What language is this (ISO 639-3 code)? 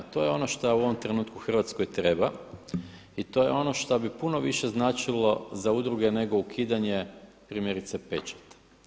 hrv